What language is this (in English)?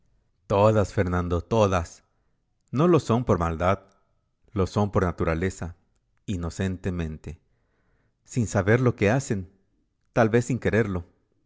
Spanish